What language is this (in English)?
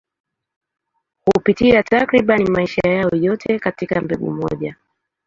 Swahili